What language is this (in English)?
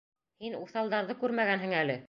Bashkir